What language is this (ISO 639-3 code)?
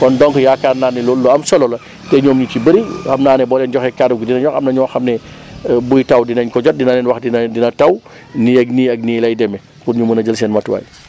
wol